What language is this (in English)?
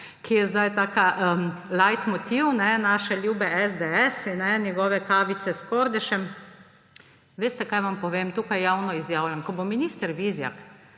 Slovenian